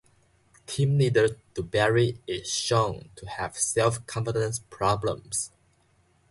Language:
English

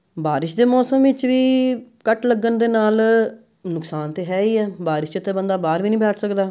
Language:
Punjabi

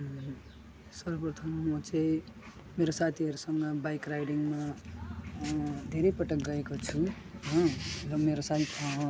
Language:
Nepali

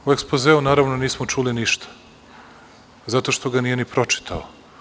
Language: Serbian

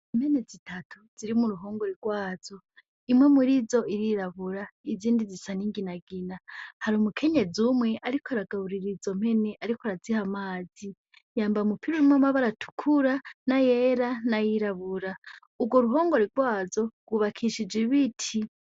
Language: Rundi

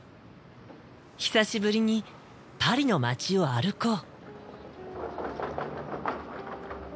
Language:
Japanese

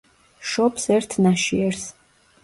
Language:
Georgian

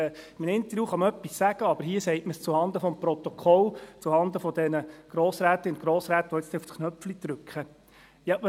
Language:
Swiss German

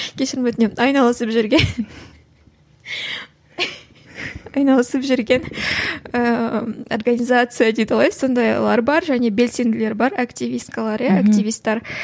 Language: Kazakh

